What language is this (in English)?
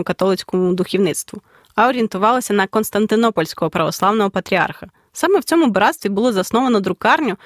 Ukrainian